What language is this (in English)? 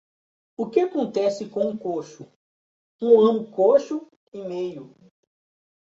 Portuguese